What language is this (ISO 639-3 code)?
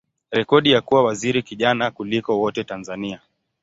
swa